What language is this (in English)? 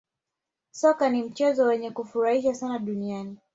Swahili